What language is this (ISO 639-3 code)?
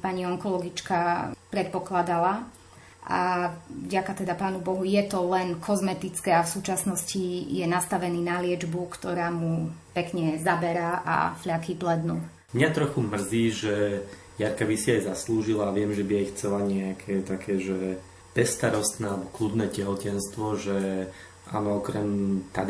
slk